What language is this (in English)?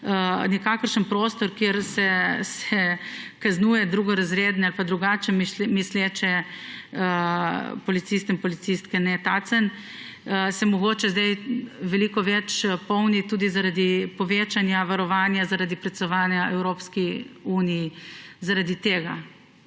Slovenian